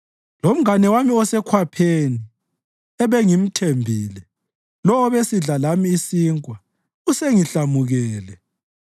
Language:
North Ndebele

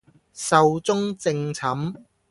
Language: Cantonese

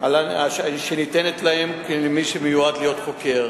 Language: Hebrew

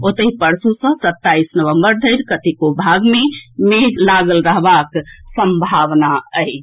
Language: Maithili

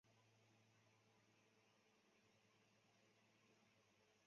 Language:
Chinese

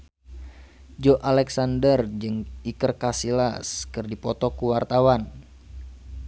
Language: Sundanese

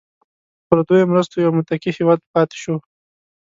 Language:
Pashto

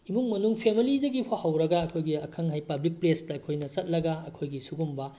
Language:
Manipuri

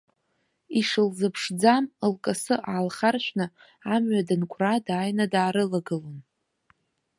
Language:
Abkhazian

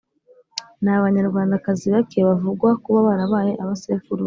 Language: Kinyarwanda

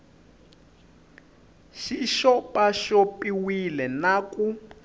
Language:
Tsonga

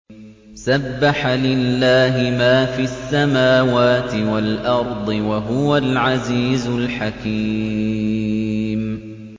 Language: Arabic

